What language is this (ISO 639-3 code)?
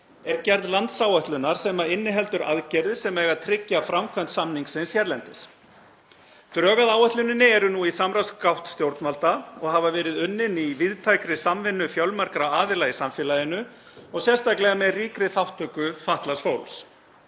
isl